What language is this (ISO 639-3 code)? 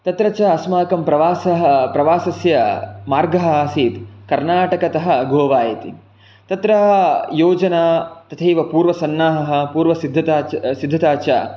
san